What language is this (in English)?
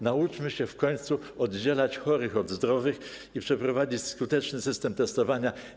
Polish